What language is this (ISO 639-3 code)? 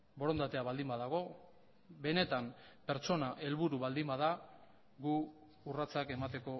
eus